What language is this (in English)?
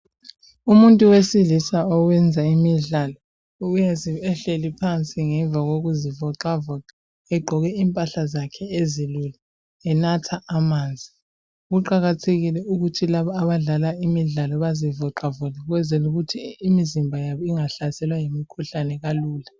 North Ndebele